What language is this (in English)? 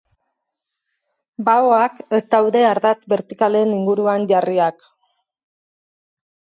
Basque